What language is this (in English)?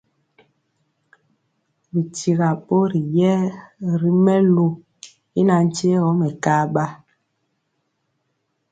Mpiemo